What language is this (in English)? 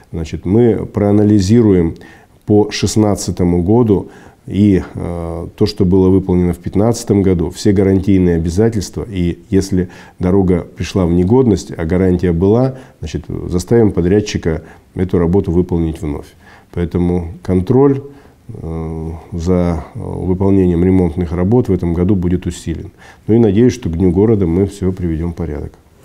Russian